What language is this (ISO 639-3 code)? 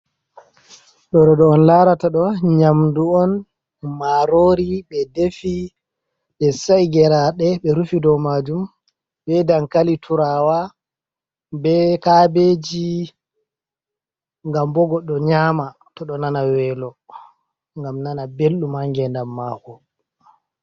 ful